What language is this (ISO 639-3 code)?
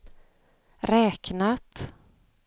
swe